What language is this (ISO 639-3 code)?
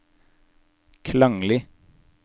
nor